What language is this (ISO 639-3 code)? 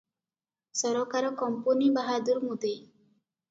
ori